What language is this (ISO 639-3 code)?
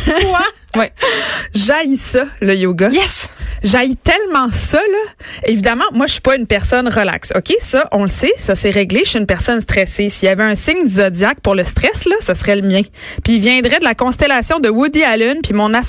fra